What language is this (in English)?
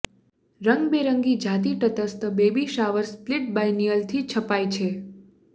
Gujarati